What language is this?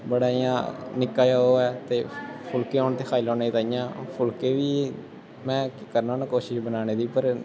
Dogri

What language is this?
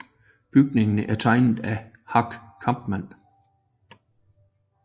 Danish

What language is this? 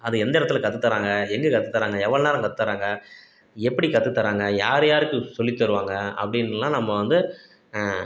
Tamil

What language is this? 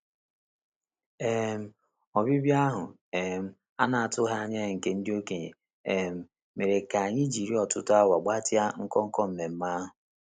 Igbo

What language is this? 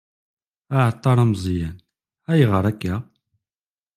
Kabyle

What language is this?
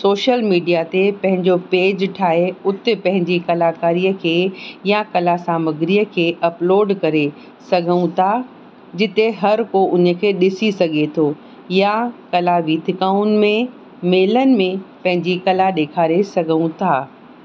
Sindhi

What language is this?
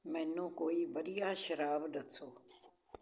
Punjabi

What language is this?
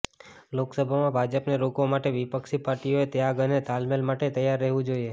Gujarati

